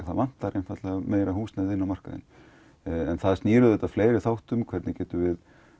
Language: Icelandic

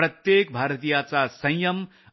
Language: Marathi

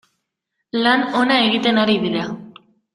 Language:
Basque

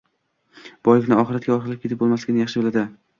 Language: Uzbek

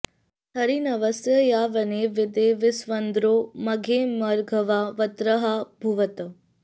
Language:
Sanskrit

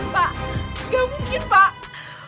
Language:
Indonesian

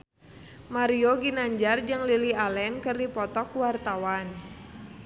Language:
Sundanese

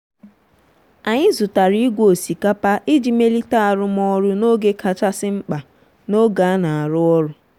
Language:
Igbo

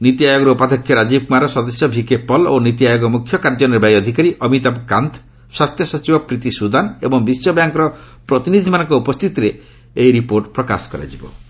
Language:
Odia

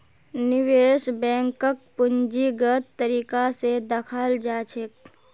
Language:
Magahi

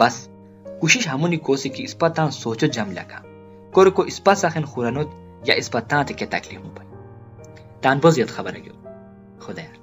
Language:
Urdu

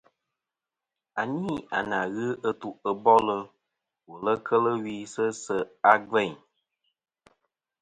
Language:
Kom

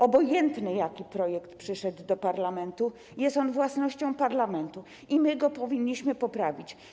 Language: Polish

